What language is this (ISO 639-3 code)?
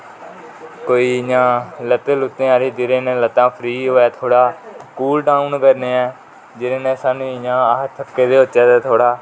doi